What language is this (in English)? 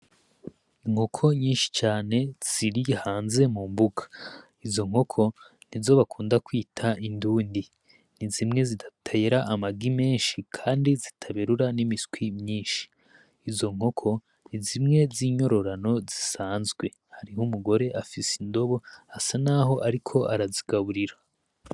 Rundi